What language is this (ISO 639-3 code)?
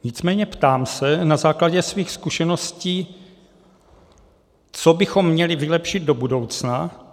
ces